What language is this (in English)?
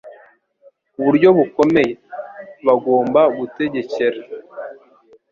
Kinyarwanda